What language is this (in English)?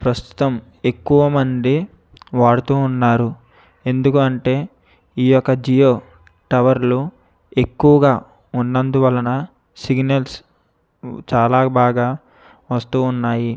Telugu